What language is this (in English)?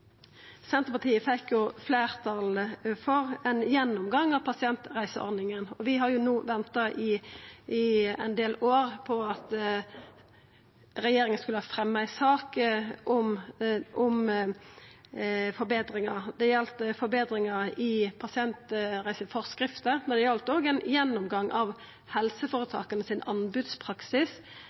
Norwegian Nynorsk